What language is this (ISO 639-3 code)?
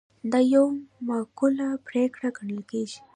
pus